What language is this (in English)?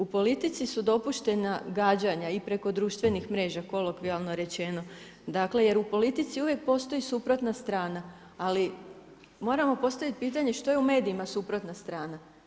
Croatian